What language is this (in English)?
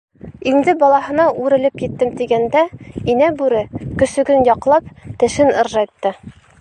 Bashkir